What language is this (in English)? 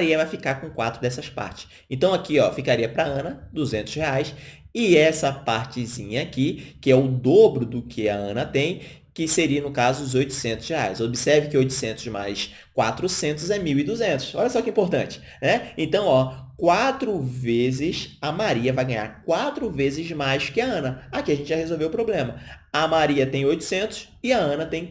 Portuguese